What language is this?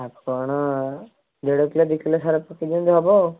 Odia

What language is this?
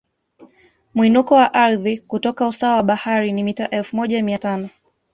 Swahili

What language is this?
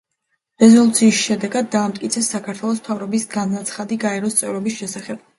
Georgian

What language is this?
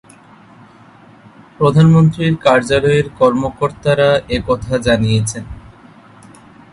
Bangla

